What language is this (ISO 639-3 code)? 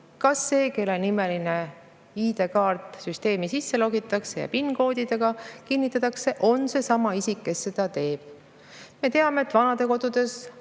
est